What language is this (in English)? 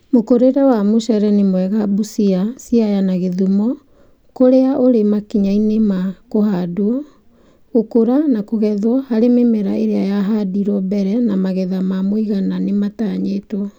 Kikuyu